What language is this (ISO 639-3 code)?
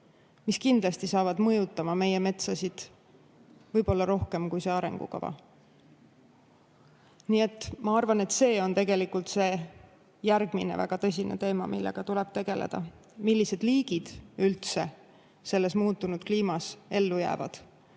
est